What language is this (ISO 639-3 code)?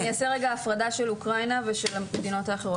heb